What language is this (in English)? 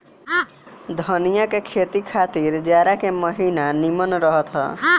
Bhojpuri